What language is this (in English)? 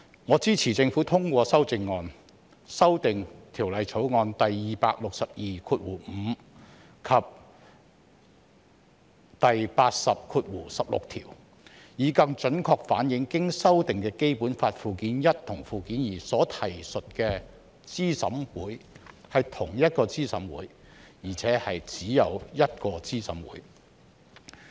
Cantonese